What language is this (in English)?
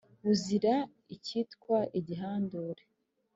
Kinyarwanda